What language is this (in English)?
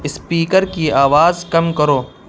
Urdu